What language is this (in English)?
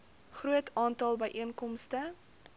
Afrikaans